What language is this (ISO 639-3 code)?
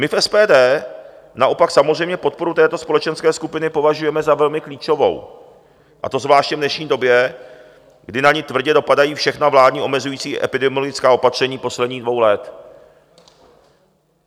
ces